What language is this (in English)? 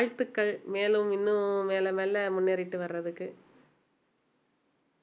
Tamil